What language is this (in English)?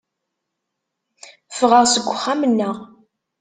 Kabyle